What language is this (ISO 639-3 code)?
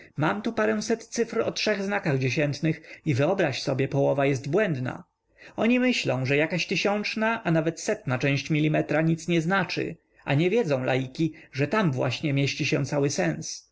pol